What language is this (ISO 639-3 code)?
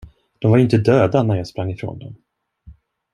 swe